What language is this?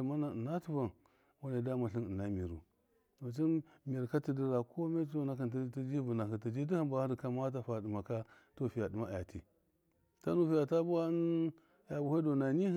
Miya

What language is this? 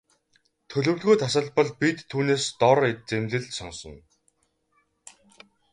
Mongolian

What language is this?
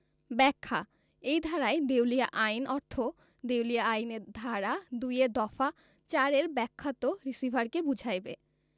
Bangla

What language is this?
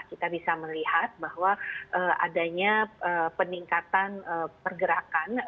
Indonesian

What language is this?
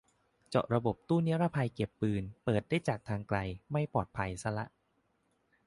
Thai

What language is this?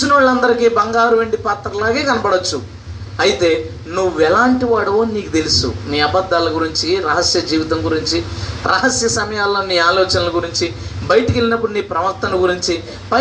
Telugu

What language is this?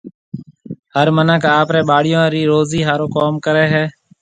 Marwari (Pakistan)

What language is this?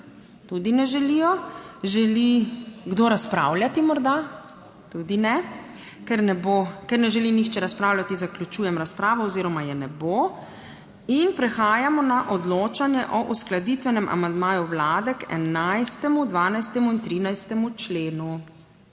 Slovenian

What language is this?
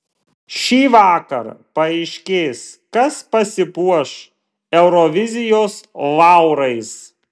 Lithuanian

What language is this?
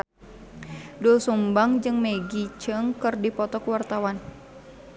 Sundanese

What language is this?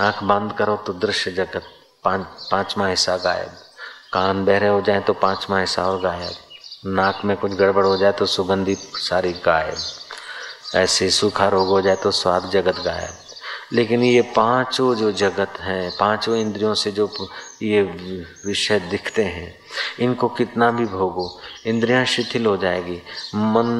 Hindi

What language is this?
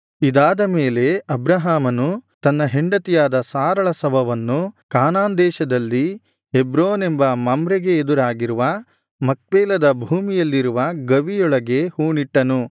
Kannada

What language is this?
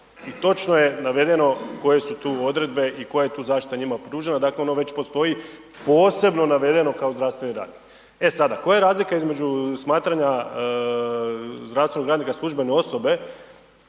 Croatian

